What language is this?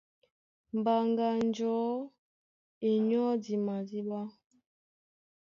Duala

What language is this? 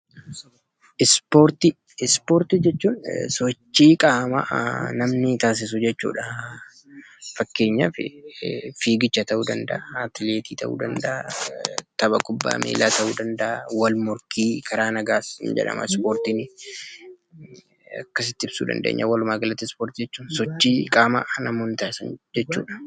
Oromo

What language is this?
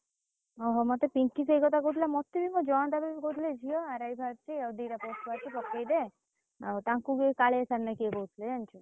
Odia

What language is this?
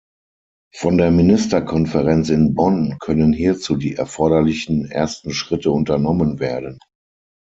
German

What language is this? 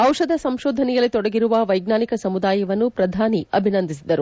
Kannada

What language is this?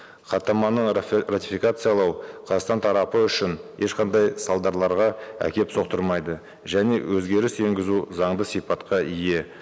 Kazakh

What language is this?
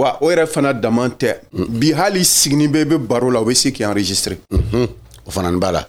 French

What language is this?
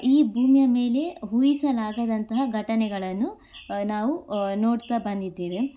Kannada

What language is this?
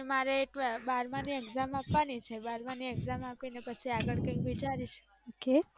Gujarati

